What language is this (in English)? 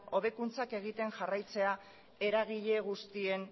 Basque